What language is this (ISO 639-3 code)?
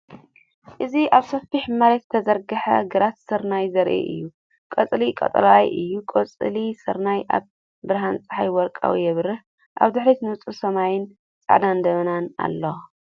tir